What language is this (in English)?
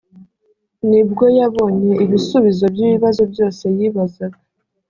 Kinyarwanda